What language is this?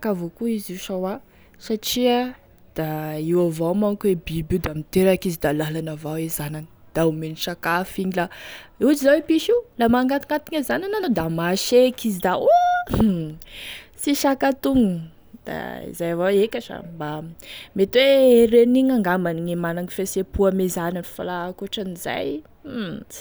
Tesaka Malagasy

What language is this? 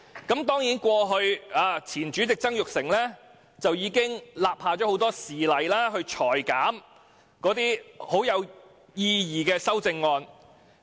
Cantonese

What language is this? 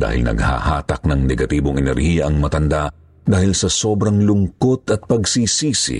Filipino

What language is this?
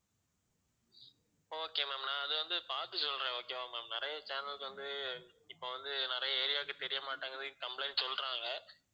Tamil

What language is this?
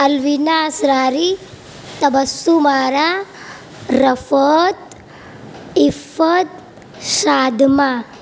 Urdu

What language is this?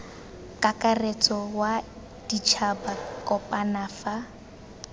Tswana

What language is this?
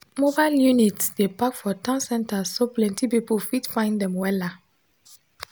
Nigerian Pidgin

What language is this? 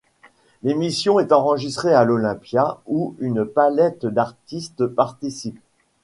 French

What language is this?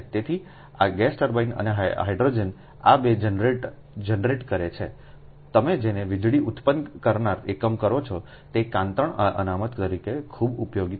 Gujarati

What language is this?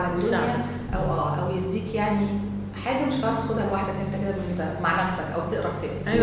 Arabic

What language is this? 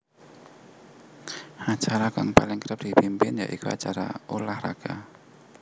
Javanese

